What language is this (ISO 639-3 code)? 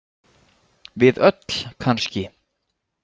isl